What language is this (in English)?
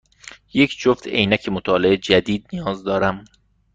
Persian